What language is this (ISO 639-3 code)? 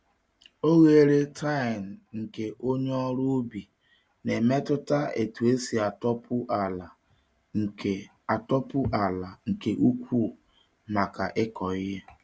ibo